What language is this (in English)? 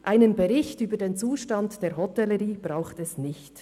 Swiss German